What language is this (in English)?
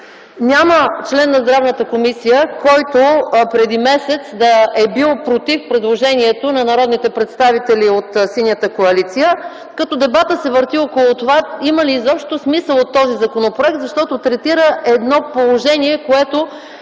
Bulgarian